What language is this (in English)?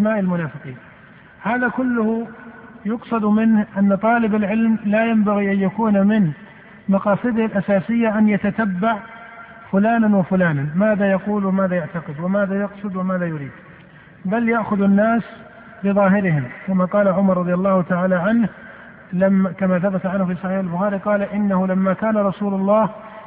Arabic